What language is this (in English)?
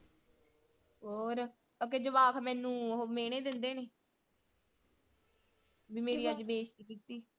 Punjabi